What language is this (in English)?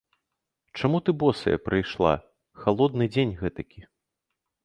Belarusian